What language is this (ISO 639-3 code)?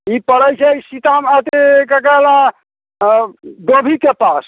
mai